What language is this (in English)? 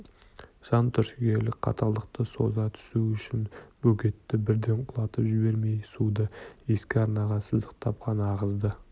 Kazakh